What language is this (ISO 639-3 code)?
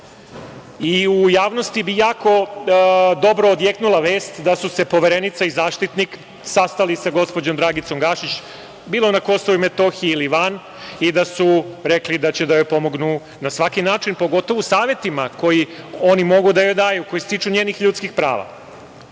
srp